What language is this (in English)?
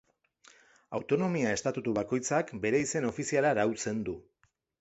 Basque